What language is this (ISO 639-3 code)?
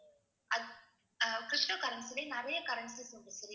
tam